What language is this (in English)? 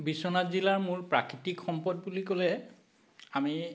Assamese